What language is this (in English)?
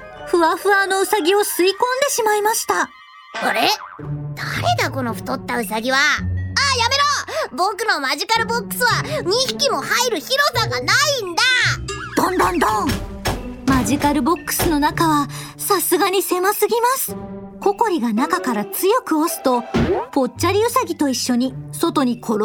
Japanese